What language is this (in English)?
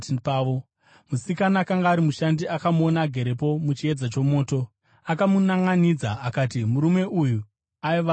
Shona